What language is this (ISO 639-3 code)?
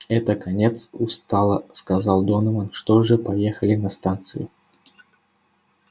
rus